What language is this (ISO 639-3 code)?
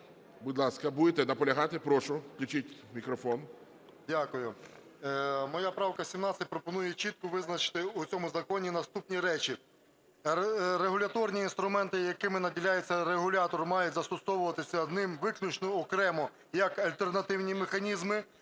ukr